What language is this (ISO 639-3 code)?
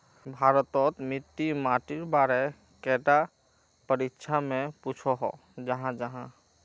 mag